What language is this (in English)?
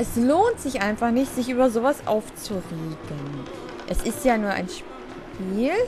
German